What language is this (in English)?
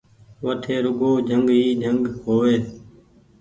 Goaria